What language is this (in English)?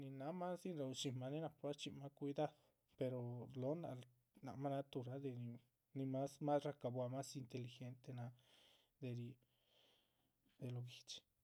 Chichicapan Zapotec